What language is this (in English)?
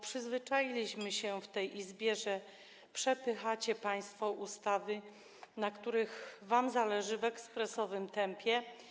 Polish